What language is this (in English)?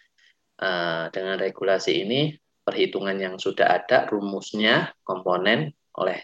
Indonesian